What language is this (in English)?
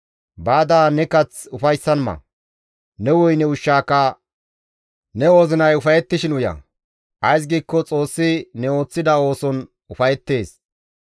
Gamo